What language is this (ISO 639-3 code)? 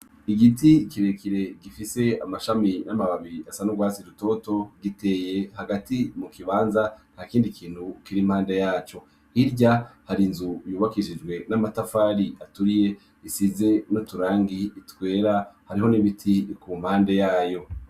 run